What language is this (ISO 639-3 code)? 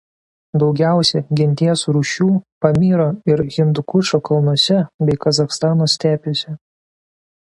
lit